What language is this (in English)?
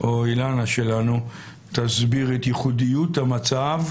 Hebrew